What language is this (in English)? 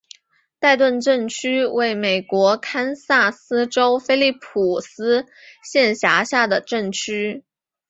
Chinese